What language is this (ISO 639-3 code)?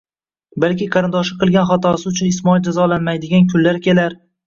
uzb